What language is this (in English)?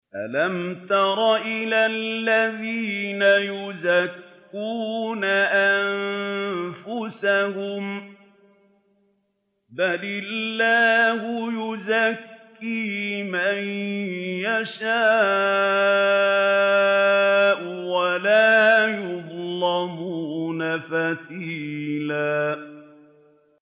Arabic